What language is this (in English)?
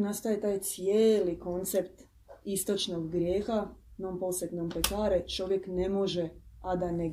Croatian